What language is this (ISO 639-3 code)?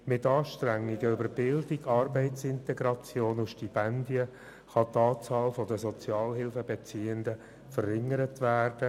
gsw